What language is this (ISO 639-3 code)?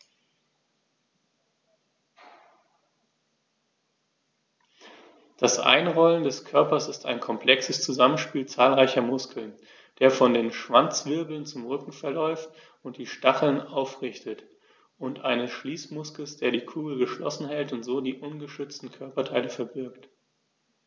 deu